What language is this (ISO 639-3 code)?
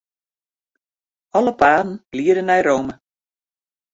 fry